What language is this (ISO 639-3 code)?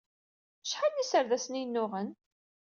kab